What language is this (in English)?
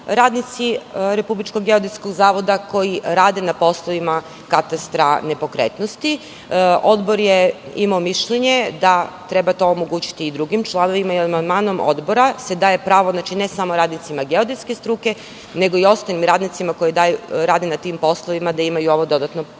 Serbian